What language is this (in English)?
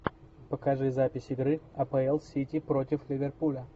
Russian